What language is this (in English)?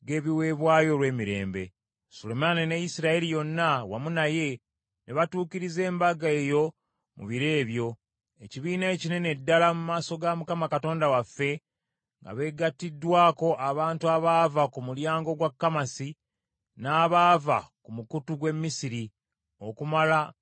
Ganda